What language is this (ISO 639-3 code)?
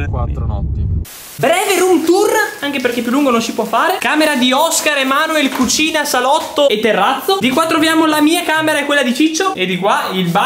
ita